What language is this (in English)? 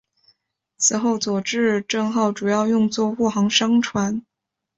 Chinese